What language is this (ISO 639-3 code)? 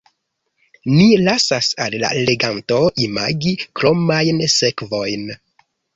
epo